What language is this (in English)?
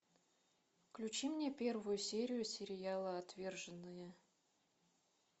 Russian